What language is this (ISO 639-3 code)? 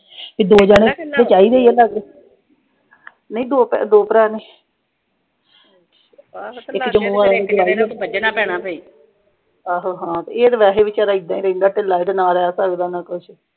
pan